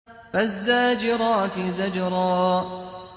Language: Arabic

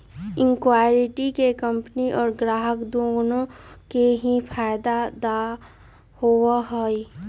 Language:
Magahi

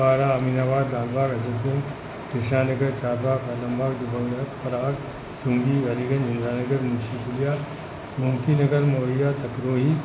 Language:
Sindhi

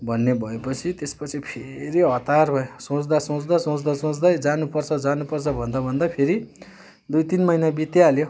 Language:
Nepali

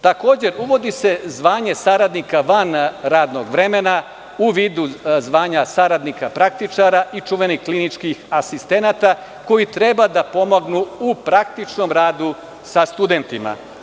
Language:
Serbian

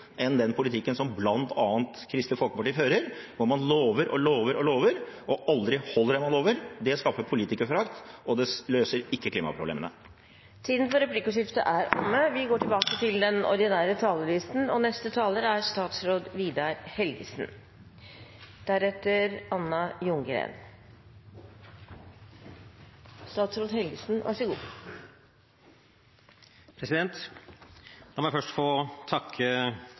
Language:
Norwegian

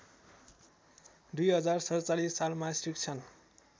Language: Nepali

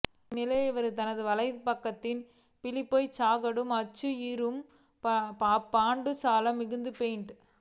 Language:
Tamil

